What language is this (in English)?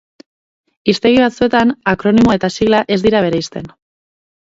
Basque